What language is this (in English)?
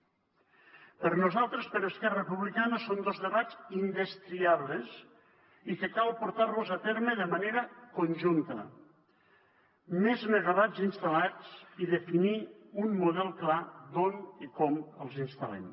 Catalan